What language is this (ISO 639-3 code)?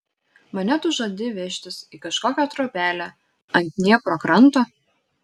lit